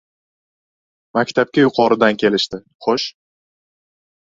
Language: Uzbek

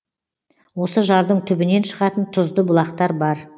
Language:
Kazakh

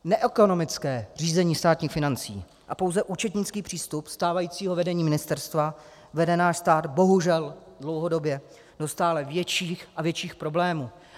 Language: Czech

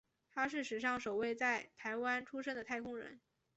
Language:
Chinese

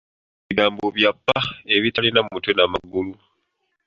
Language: Ganda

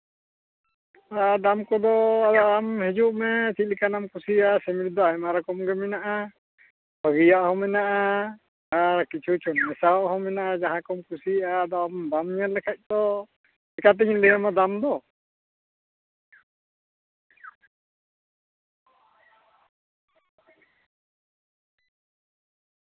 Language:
Santali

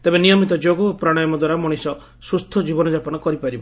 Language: Odia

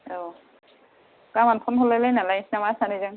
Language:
Bodo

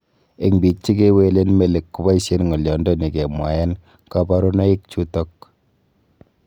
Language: Kalenjin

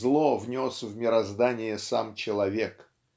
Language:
Russian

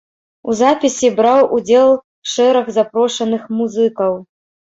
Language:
Belarusian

